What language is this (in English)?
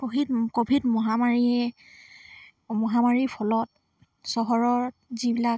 Assamese